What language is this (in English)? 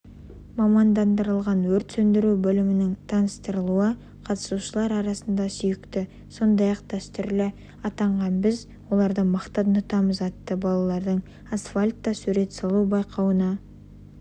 Kazakh